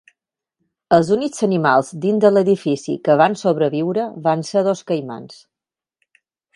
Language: Catalan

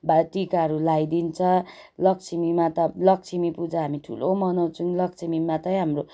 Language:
Nepali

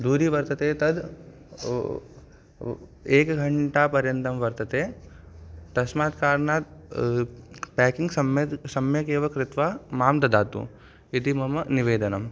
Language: Sanskrit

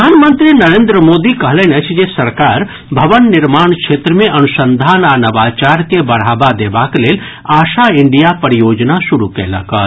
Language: Maithili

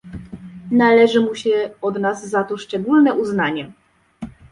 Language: Polish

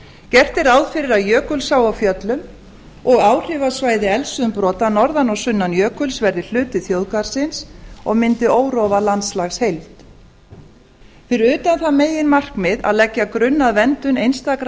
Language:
Icelandic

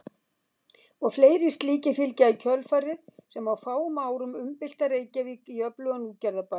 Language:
Icelandic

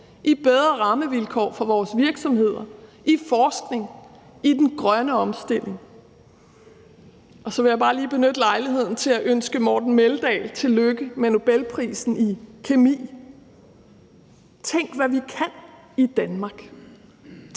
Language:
Danish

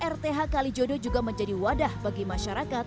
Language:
Indonesian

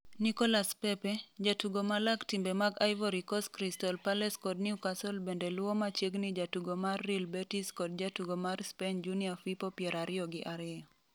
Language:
Luo (Kenya and Tanzania)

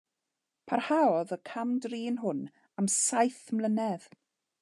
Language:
Welsh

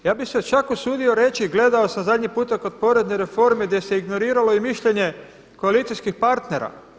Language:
Croatian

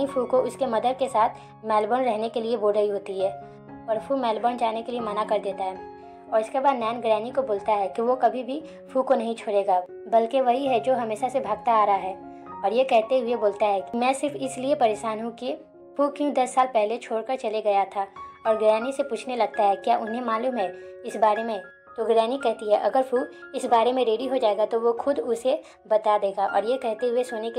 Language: Hindi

